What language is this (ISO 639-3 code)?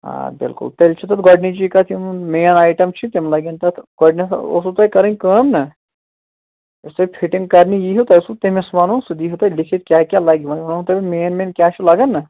kas